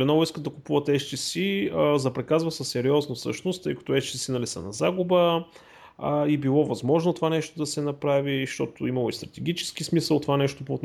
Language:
Bulgarian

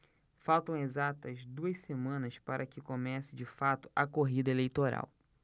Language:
Portuguese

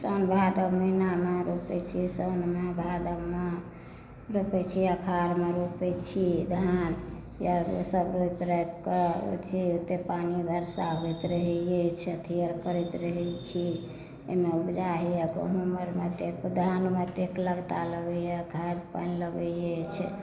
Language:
Maithili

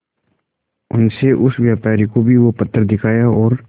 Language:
Hindi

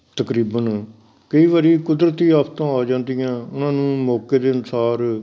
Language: Punjabi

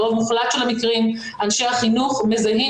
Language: Hebrew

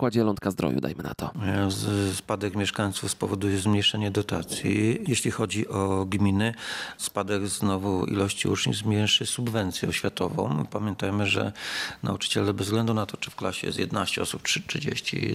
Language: Polish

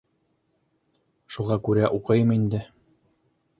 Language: Bashkir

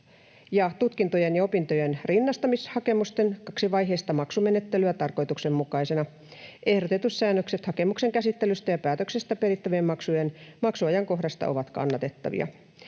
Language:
Finnish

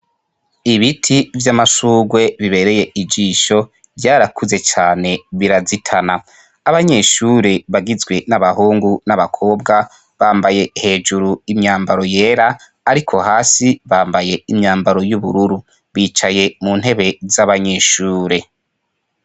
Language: Rundi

